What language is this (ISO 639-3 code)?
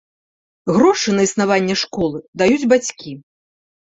bel